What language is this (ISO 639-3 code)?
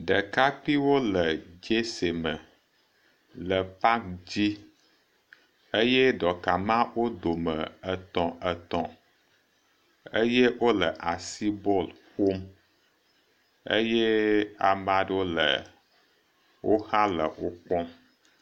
ewe